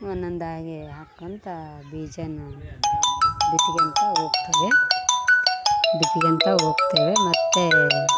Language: Kannada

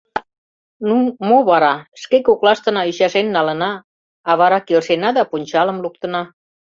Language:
Mari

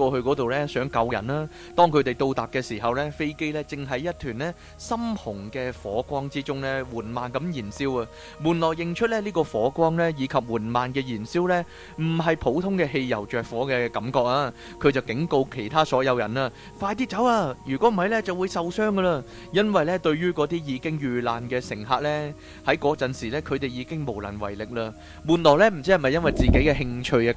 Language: Chinese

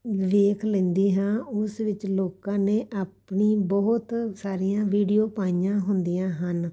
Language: Punjabi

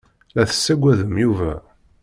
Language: Kabyle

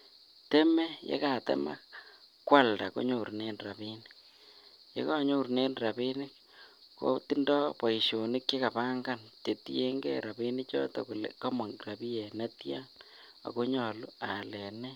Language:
Kalenjin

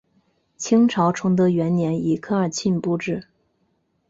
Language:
Chinese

